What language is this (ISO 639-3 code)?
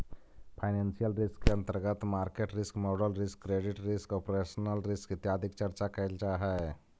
mag